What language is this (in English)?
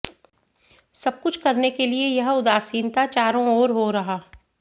Hindi